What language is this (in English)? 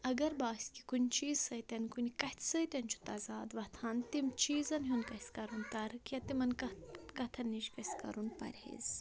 Kashmiri